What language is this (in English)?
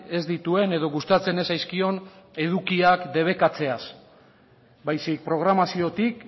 Basque